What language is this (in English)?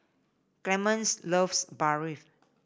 English